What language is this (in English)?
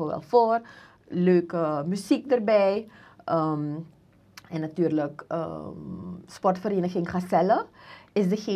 Dutch